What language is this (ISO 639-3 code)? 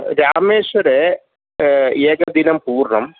san